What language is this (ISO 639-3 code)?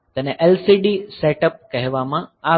guj